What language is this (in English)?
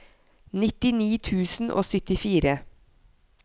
Norwegian